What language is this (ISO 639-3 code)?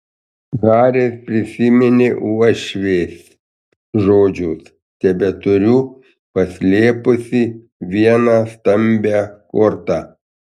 lit